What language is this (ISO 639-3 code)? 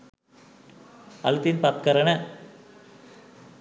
sin